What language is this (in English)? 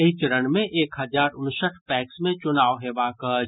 Maithili